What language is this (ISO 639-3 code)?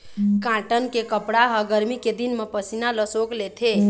hne